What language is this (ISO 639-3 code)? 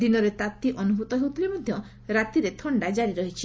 ori